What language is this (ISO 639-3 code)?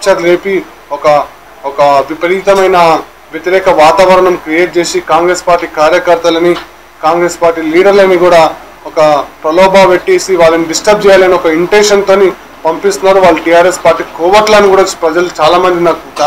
hin